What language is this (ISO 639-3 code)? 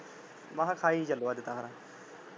pan